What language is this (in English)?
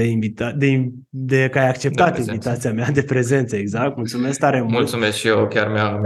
Romanian